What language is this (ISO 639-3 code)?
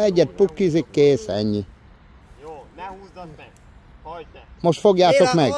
hun